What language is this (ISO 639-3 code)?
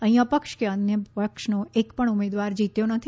guj